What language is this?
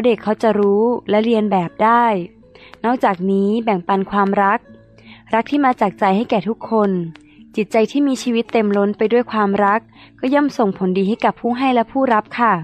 Thai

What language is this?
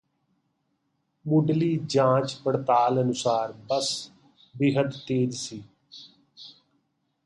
Punjabi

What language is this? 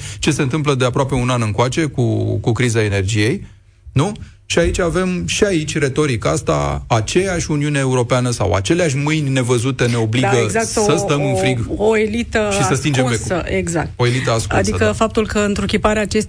Romanian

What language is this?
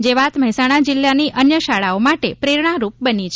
Gujarati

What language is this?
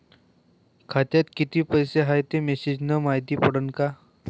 Marathi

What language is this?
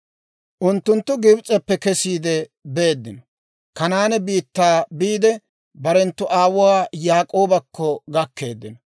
Dawro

